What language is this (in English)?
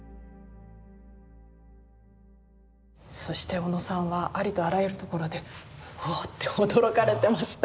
Japanese